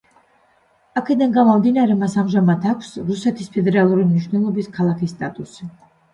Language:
Georgian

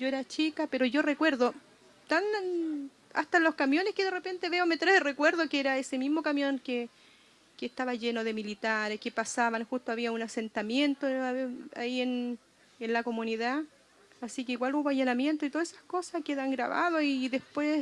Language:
Spanish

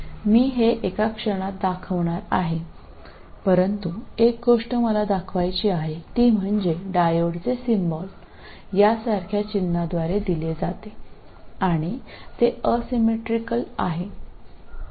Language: Malayalam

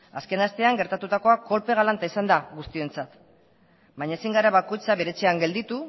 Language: Basque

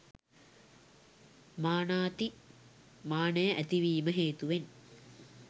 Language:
Sinhala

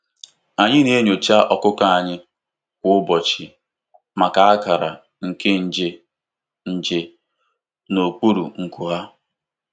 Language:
Igbo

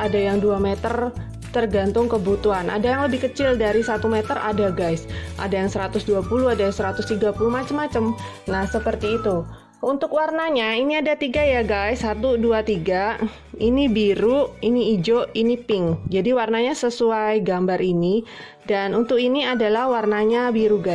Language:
Indonesian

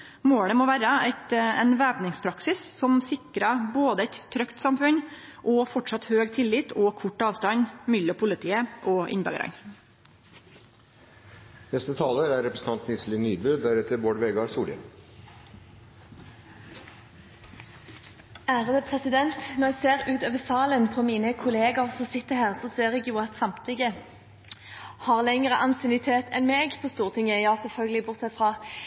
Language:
Norwegian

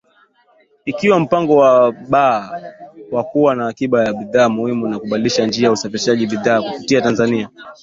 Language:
Swahili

